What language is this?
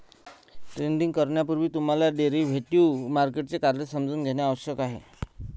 Marathi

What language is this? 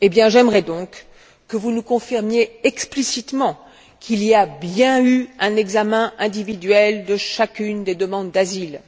French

